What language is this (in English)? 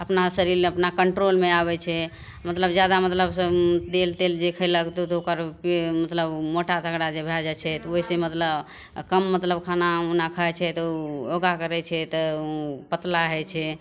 Maithili